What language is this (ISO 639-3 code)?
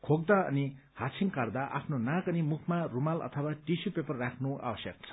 nep